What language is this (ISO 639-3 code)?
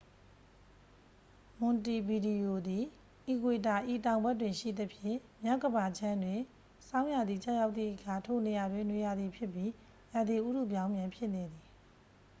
mya